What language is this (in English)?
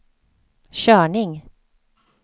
Swedish